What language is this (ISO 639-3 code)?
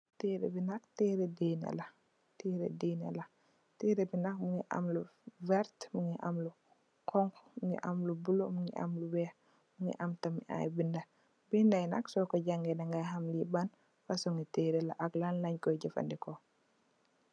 wol